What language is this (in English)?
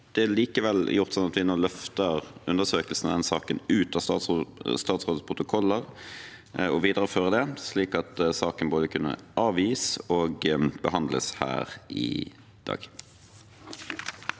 Norwegian